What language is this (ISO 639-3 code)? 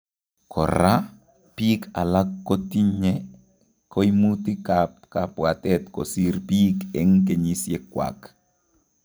kln